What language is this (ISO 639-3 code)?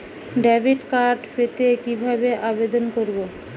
ben